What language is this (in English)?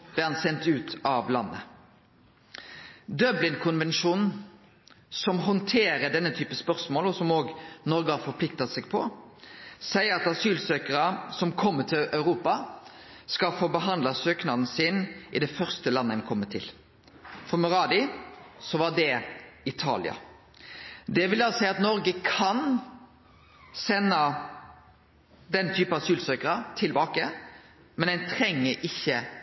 Norwegian Nynorsk